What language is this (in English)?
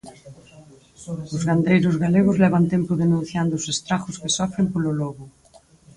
Galician